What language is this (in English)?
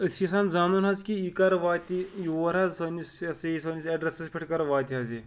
Kashmiri